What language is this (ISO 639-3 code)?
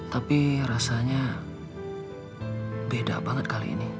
ind